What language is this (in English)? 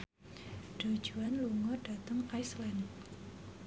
Javanese